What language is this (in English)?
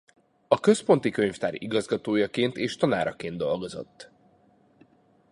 Hungarian